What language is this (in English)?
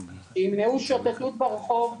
Hebrew